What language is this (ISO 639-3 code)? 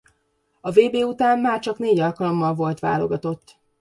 hun